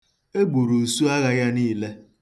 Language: Igbo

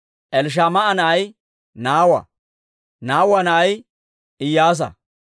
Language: Dawro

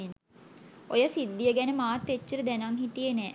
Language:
Sinhala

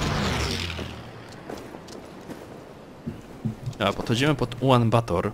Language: Polish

